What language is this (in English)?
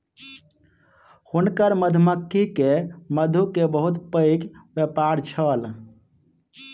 Maithili